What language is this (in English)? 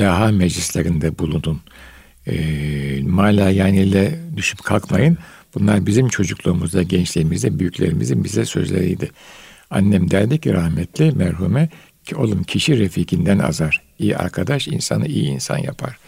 Turkish